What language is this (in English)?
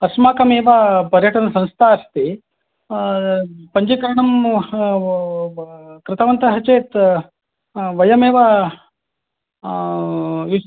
Sanskrit